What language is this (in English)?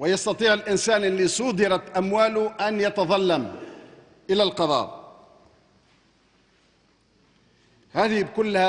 Arabic